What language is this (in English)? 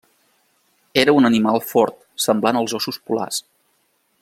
Catalan